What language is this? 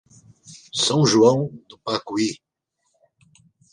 Portuguese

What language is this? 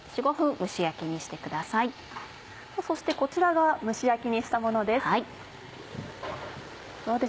Japanese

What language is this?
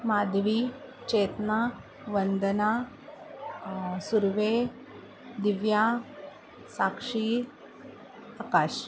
Marathi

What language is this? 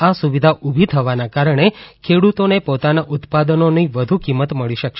Gujarati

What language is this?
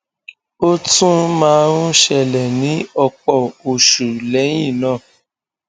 Yoruba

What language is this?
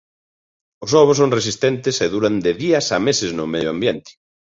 Galician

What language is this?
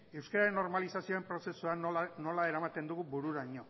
Basque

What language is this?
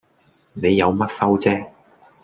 Cantonese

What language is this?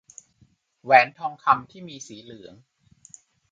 Thai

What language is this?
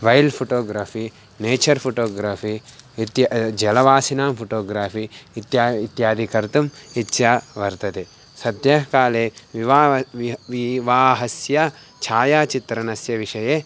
Sanskrit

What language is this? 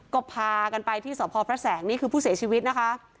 Thai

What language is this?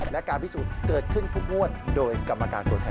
Thai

